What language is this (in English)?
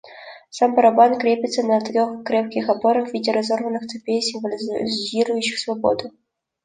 Russian